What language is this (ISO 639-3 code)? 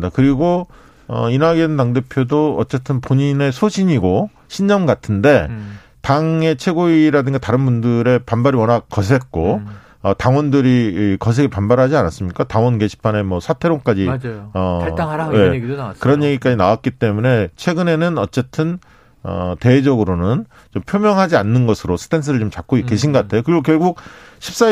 kor